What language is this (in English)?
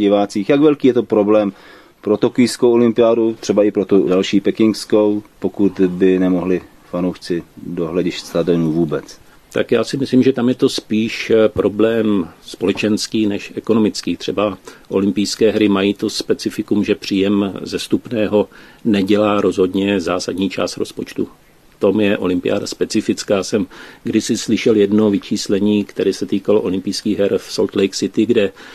Czech